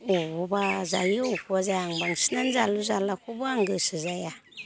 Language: Bodo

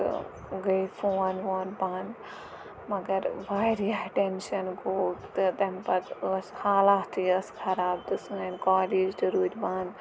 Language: Kashmiri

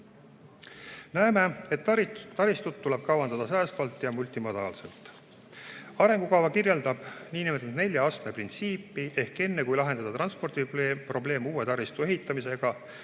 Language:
Estonian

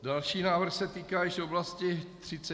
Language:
Czech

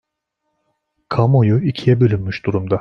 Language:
Turkish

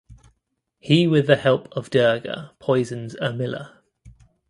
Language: English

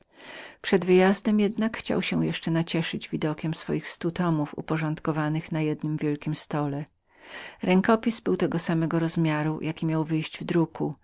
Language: Polish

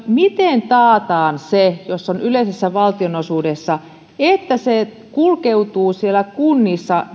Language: Finnish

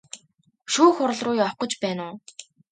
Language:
Mongolian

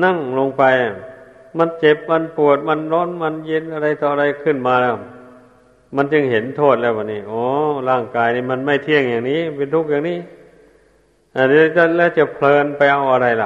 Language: Thai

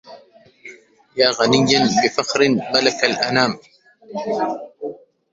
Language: Arabic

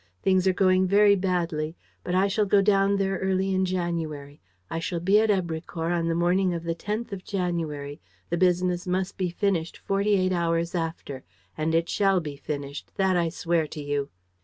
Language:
English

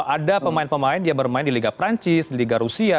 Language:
Indonesian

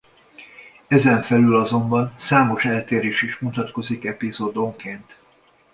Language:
Hungarian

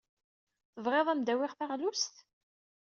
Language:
Kabyle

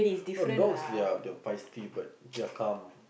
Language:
English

